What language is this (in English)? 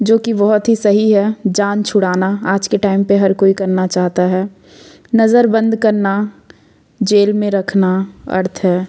Hindi